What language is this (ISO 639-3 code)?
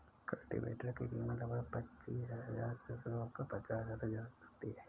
hin